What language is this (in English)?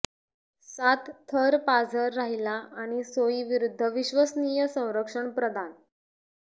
Marathi